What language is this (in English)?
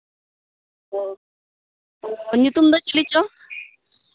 Santali